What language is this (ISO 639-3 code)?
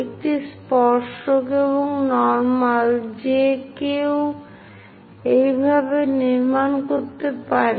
ben